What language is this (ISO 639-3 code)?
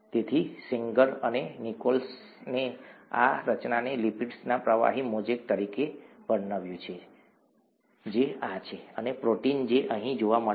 guj